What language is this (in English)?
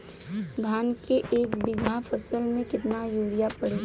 Bhojpuri